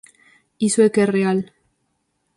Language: Galician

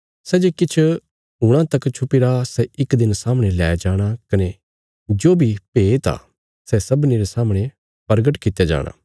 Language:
Bilaspuri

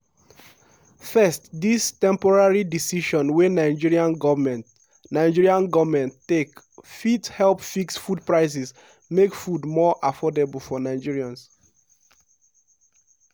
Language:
Nigerian Pidgin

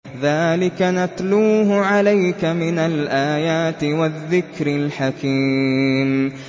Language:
Arabic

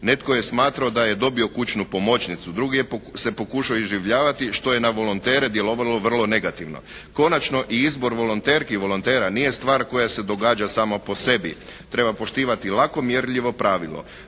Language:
Croatian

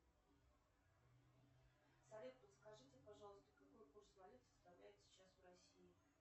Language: Russian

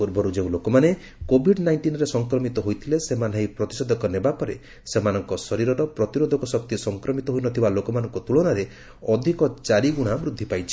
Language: Odia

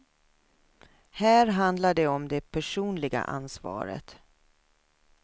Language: Swedish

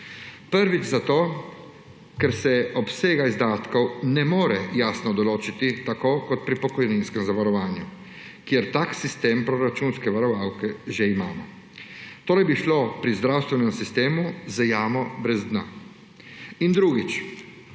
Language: Slovenian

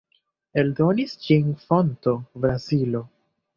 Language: Esperanto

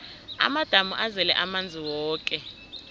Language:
South Ndebele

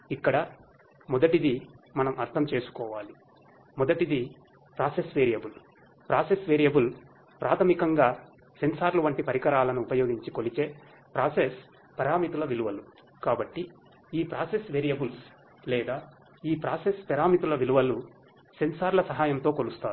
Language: Telugu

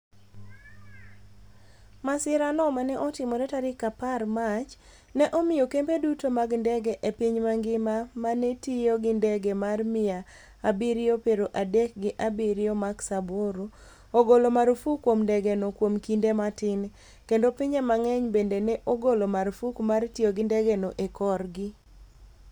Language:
Luo (Kenya and Tanzania)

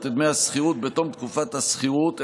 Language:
Hebrew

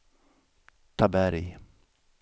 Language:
Swedish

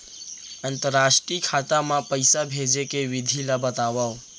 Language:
Chhattisgarhi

